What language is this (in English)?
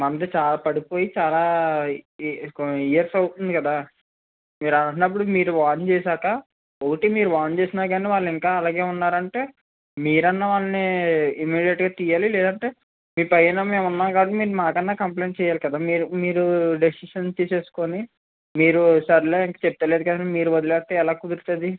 Telugu